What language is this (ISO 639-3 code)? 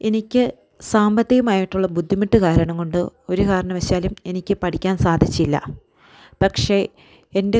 mal